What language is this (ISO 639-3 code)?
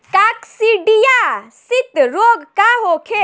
bho